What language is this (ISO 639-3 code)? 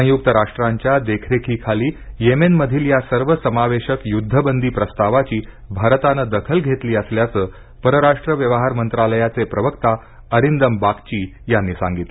mar